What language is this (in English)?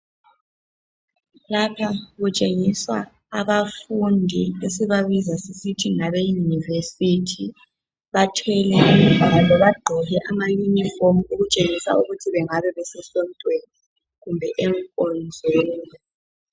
North Ndebele